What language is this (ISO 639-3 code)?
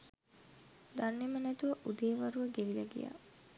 sin